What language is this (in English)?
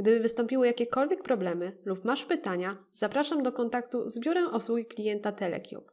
Polish